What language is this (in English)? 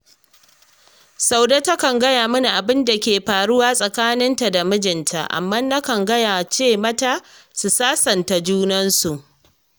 Hausa